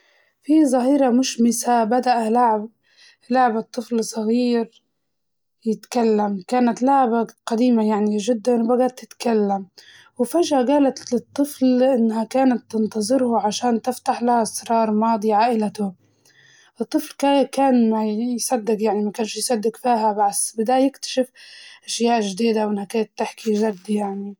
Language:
Libyan Arabic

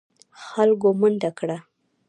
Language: Pashto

